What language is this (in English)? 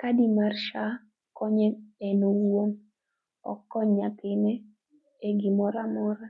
Luo (Kenya and Tanzania)